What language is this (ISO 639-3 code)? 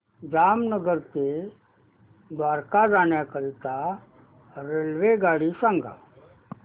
mar